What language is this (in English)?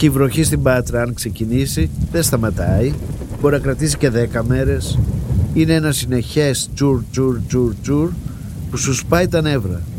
Greek